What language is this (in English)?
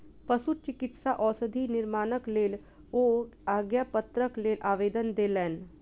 Maithili